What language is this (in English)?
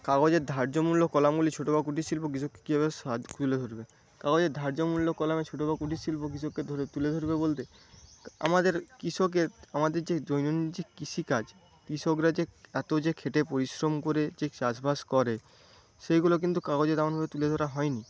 Bangla